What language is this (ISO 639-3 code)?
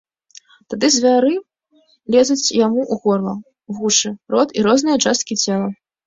bel